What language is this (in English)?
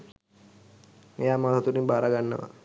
Sinhala